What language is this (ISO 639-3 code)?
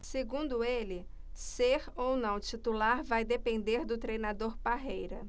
por